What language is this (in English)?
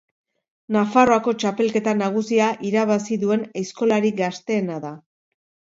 Basque